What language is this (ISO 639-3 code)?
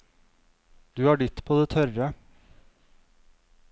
nor